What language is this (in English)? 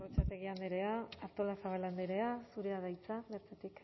Basque